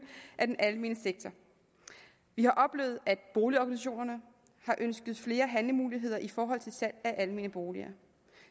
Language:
Danish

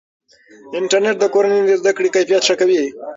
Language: Pashto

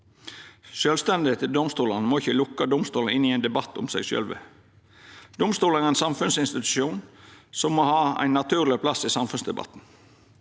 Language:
Norwegian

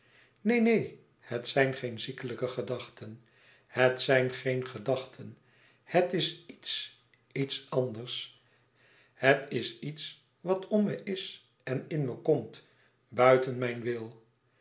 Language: Dutch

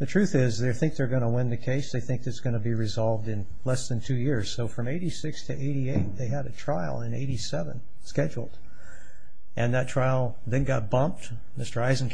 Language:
English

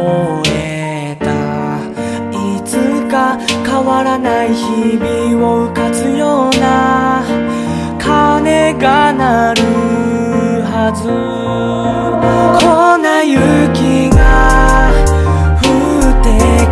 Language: Korean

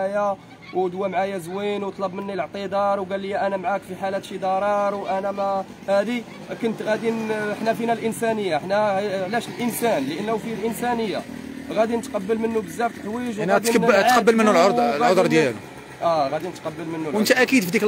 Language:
Arabic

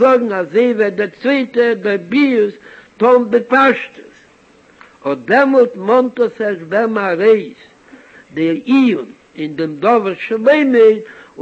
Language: Hebrew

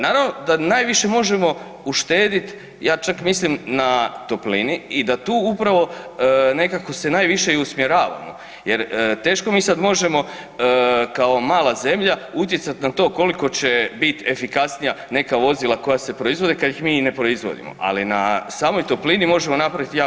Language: Croatian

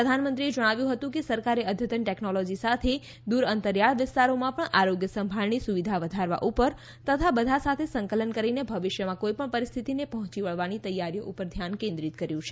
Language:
Gujarati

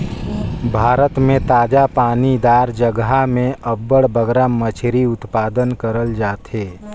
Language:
Chhattisgarhi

